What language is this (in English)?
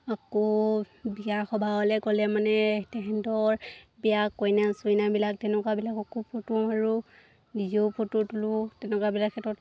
Assamese